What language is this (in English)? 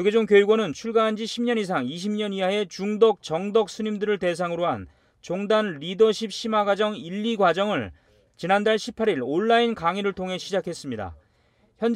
Korean